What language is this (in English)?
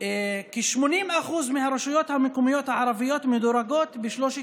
Hebrew